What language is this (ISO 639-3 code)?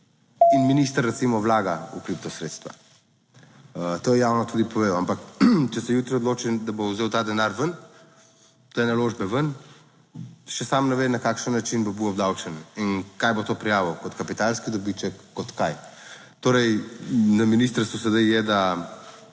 slv